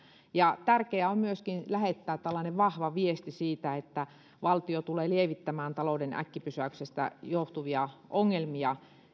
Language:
Finnish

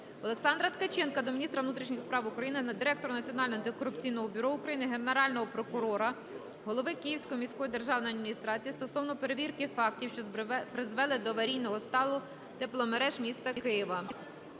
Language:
Ukrainian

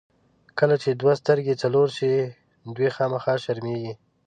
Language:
Pashto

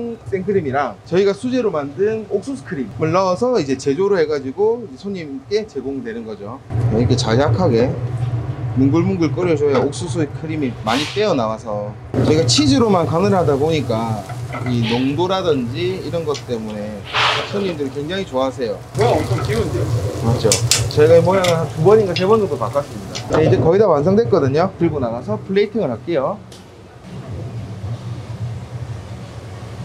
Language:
Korean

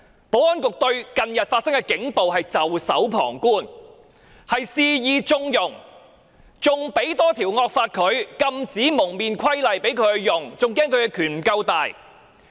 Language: Cantonese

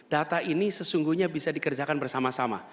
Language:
Indonesian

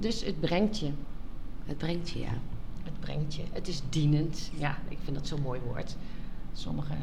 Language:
Dutch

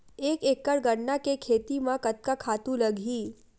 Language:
Chhattisgarhi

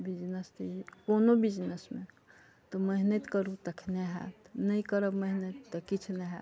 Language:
Maithili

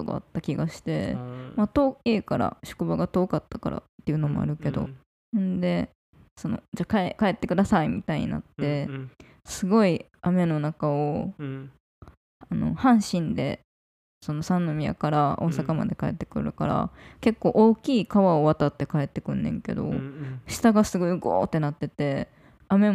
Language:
Japanese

